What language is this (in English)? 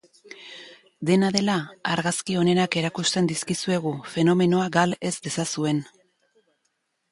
Basque